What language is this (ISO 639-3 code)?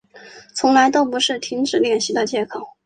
zho